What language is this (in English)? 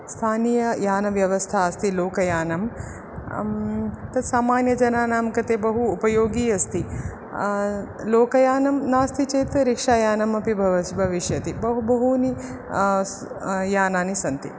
Sanskrit